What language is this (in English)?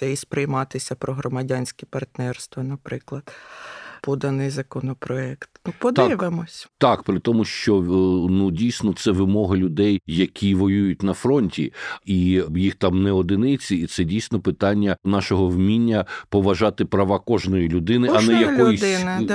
Ukrainian